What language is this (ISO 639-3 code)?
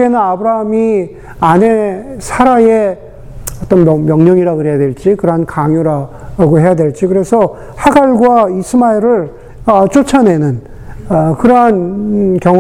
kor